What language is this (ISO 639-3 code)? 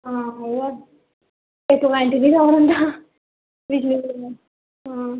doi